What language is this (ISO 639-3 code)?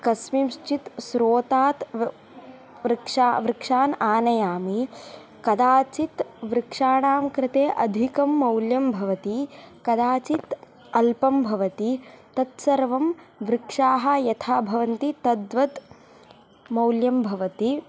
san